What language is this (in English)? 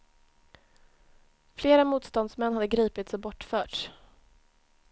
Swedish